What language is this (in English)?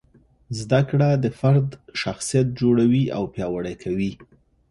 Pashto